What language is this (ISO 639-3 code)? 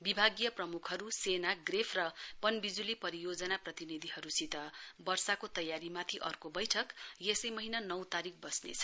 nep